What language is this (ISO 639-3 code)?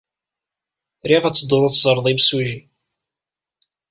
kab